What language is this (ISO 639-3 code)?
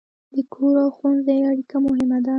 pus